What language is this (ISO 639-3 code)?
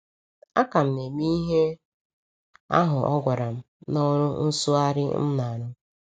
ibo